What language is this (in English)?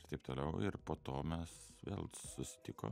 Lithuanian